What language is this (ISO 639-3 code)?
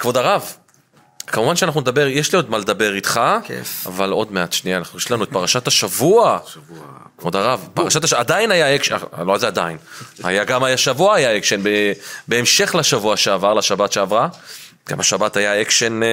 heb